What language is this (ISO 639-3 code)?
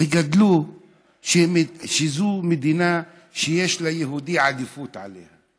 heb